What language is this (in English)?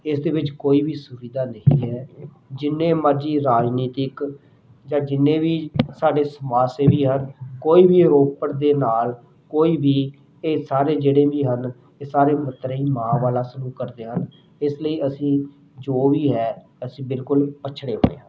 Punjabi